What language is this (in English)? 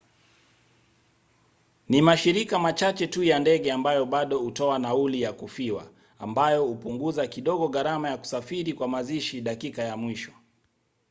Swahili